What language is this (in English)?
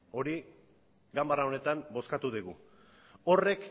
Basque